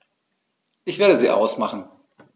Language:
German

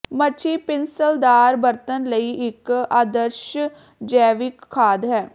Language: Punjabi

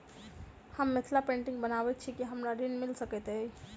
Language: Maithili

